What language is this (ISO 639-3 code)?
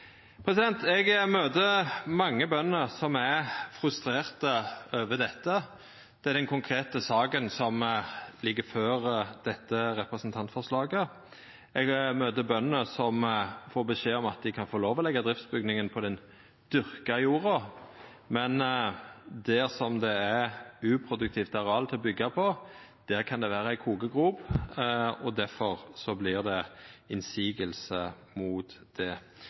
nno